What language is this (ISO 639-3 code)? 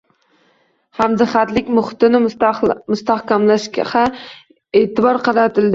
uzb